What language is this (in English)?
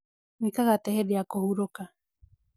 Kikuyu